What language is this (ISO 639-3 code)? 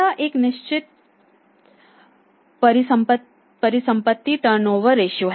hin